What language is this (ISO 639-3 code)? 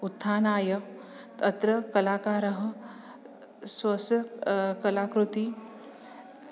san